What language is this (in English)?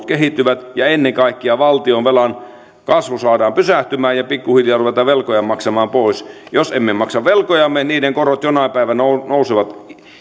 Finnish